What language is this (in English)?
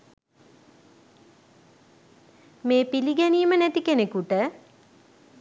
Sinhala